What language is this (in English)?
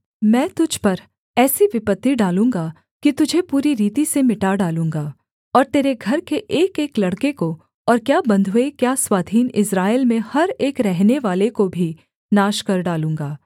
Hindi